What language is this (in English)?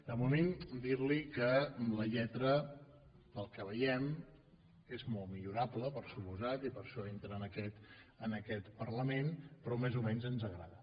Catalan